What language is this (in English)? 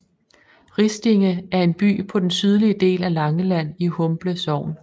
Danish